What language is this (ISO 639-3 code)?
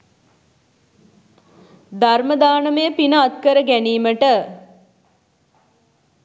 sin